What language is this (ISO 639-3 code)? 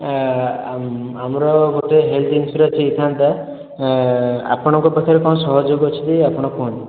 ori